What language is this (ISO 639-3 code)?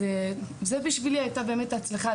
heb